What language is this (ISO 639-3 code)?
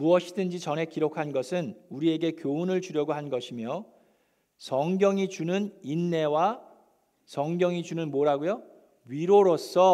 kor